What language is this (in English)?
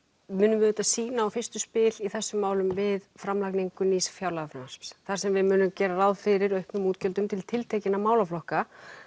Icelandic